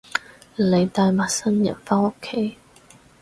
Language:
Cantonese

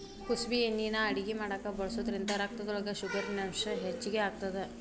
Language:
Kannada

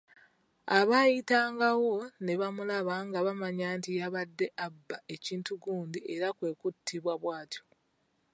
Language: Ganda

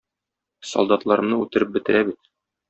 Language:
Tatar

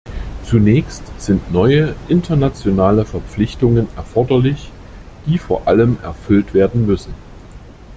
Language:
German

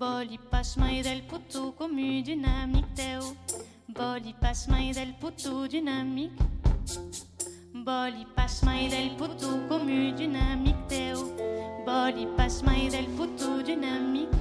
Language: French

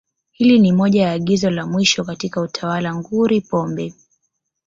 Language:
Swahili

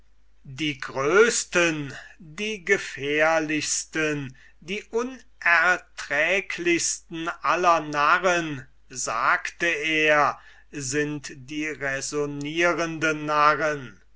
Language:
German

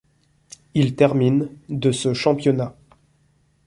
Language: French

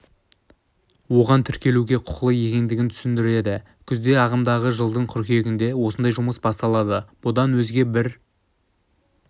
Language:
Kazakh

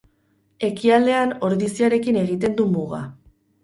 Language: Basque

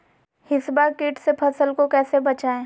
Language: Magahi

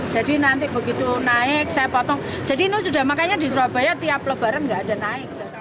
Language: Indonesian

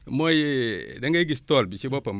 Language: Wolof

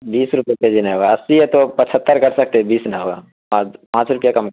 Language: Urdu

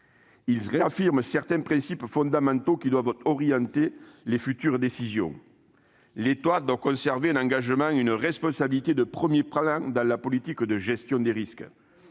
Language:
French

